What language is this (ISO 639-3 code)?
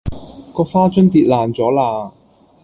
yue